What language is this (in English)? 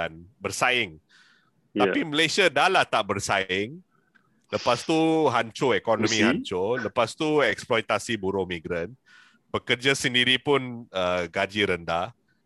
Malay